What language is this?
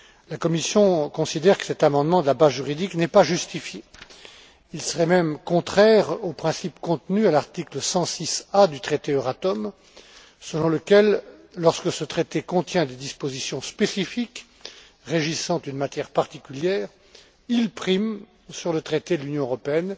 French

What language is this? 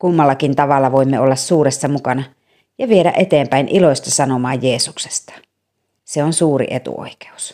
Finnish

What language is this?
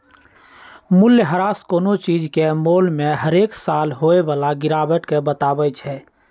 Magahi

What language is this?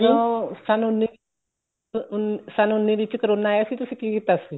Punjabi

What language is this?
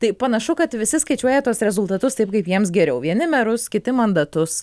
Lithuanian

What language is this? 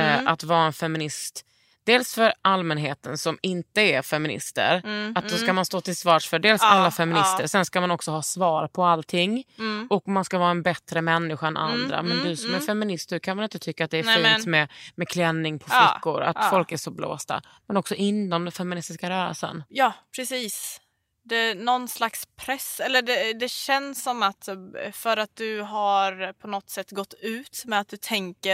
Swedish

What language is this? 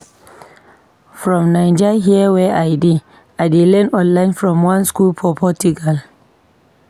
Nigerian Pidgin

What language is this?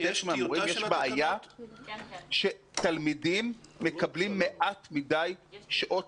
Hebrew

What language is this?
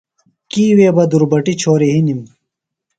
Phalura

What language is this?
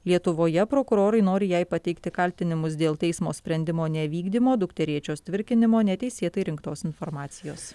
Lithuanian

